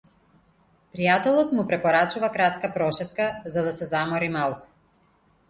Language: Macedonian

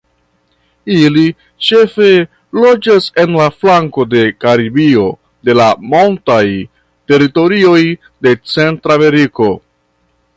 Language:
Esperanto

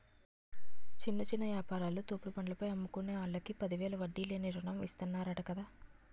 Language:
Telugu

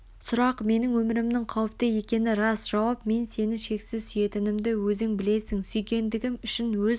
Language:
Kazakh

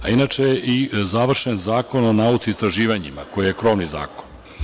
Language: Serbian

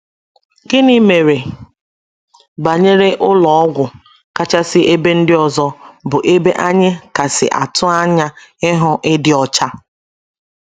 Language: Igbo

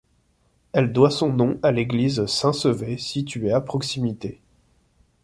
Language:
French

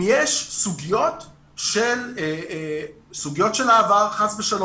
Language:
Hebrew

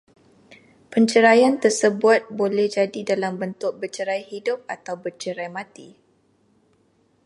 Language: Malay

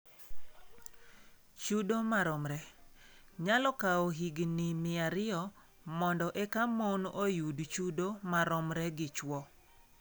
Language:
Luo (Kenya and Tanzania)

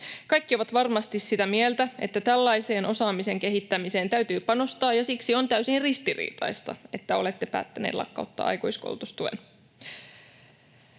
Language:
Finnish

